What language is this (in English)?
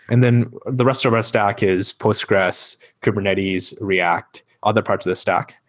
English